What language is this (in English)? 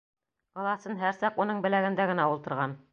Bashkir